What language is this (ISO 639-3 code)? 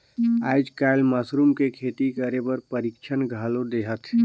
hne